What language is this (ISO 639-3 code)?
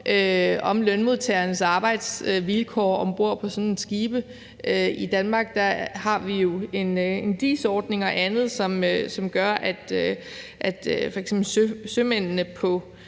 dan